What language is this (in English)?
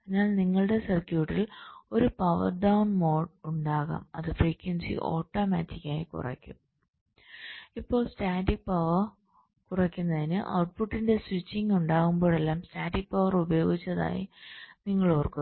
Malayalam